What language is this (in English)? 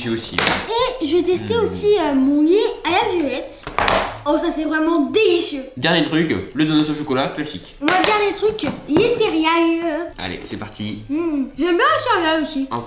French